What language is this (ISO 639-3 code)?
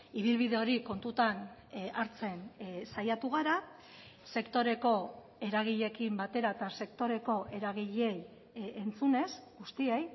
eus